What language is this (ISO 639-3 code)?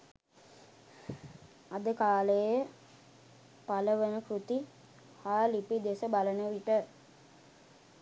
sin